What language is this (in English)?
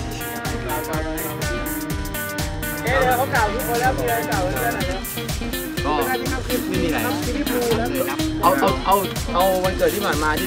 Thai